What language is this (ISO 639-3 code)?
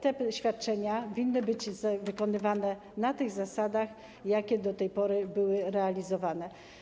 pol